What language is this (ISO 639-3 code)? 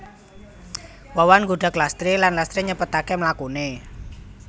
jav